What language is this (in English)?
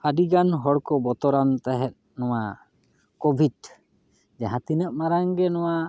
Santali